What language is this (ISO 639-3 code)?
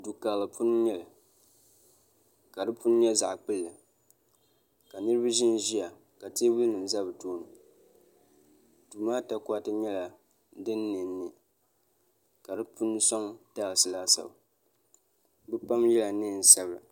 dag